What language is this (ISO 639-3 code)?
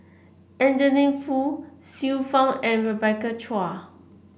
eng